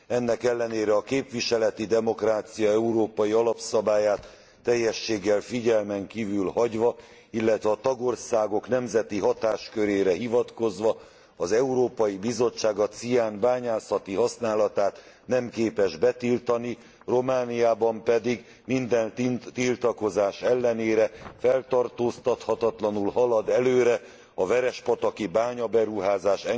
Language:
Hungarian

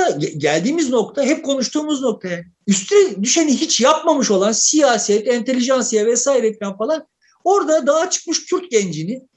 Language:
Turkish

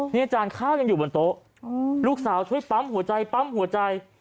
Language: Thai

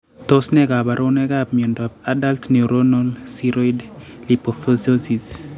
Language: Kalenjin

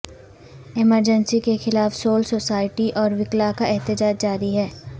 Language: Urdu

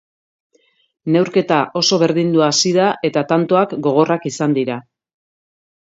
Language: Basque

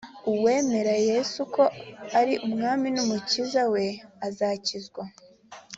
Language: Kinyarwanda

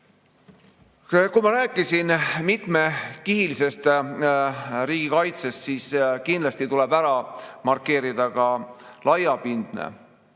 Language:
Estonian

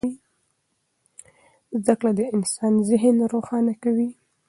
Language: Pashto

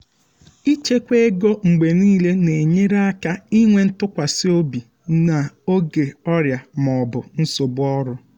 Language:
Igbo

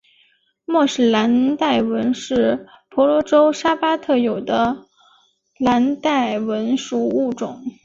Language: Chinese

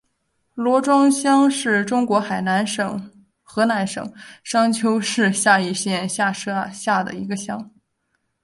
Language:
Chinese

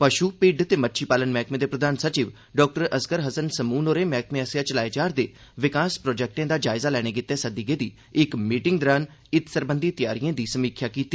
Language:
Dogri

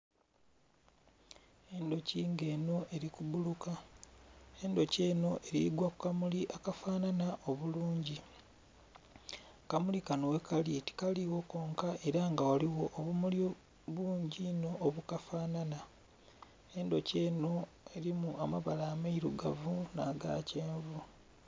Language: Soga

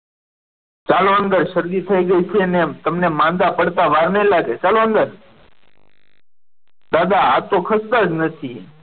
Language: Gujarati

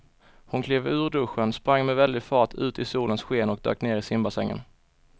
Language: Swedish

